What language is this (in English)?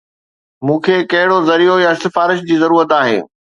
Sindhi